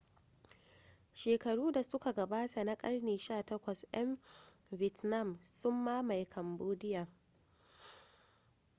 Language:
Hausa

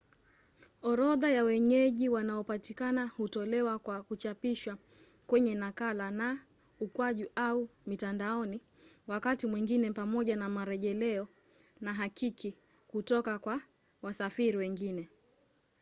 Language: Swahili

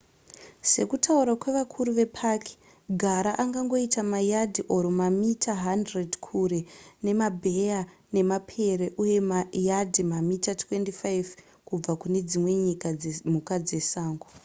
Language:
Shona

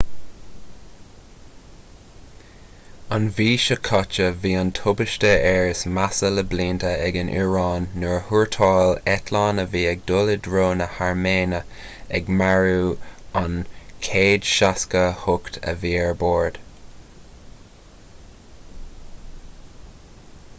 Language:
Irish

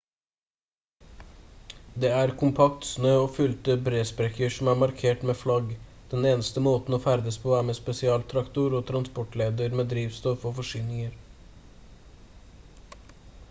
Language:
Norwegian Bokmål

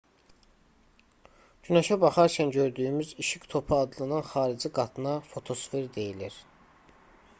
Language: Azerbaijani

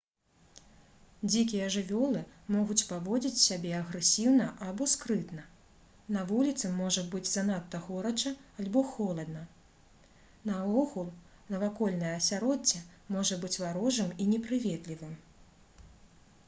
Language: Belarusian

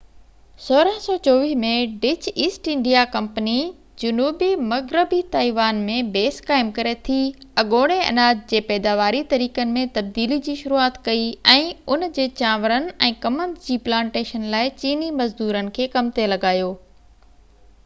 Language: Sindhi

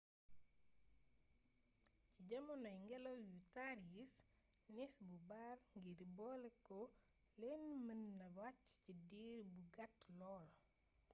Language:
Wolof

